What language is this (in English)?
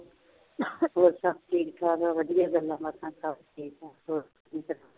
Punjabi